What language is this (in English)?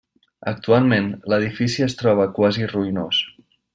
Catalan